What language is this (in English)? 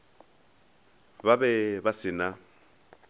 Northern Sotho